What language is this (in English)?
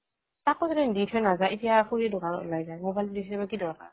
Assamese